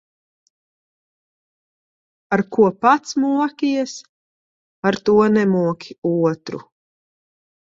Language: Latvian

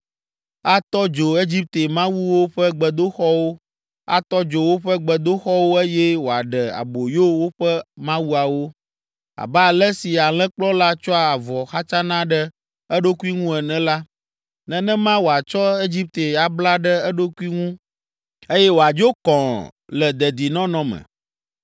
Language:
Ewe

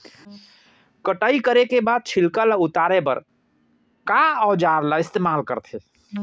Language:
Chhattisgarhi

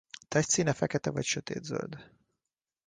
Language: Hungarian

